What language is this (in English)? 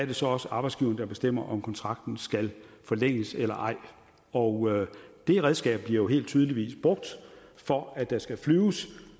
Danish